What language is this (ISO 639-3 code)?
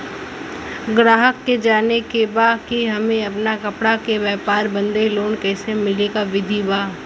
bho